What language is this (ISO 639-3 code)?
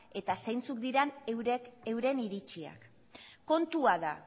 eus